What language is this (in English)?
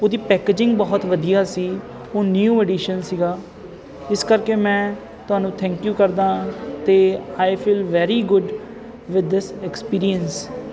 Punjabi